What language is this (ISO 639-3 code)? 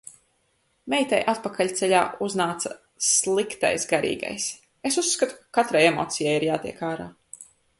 lav